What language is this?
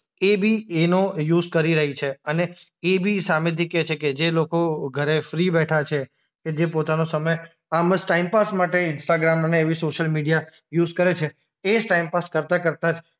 Gujarati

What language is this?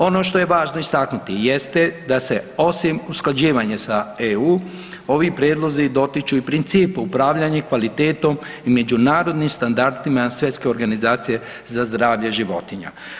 Croatian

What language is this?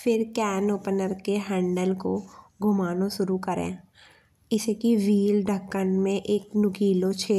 Bundeli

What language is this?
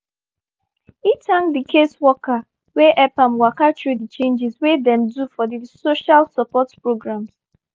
Nigerian Pidgin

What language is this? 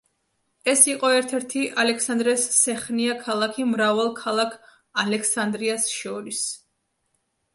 Georgian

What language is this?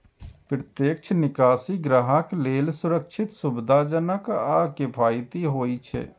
Maithili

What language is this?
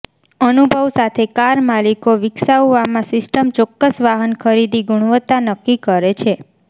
Gujarati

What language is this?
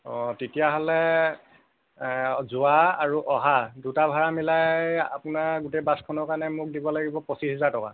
Assamese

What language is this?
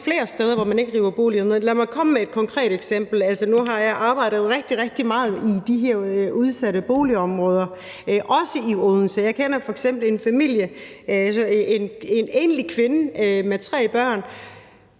Danish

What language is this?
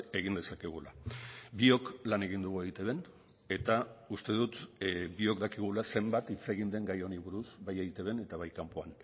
Basque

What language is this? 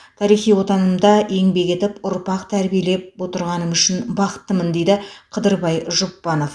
Kazakh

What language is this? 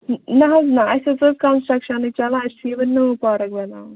Kashmiri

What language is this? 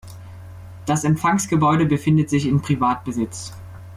German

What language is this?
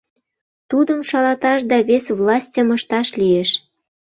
Mari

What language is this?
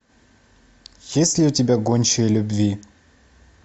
Russian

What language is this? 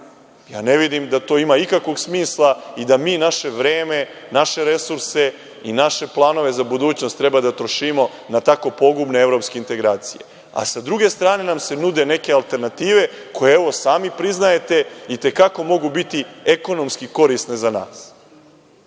Serbian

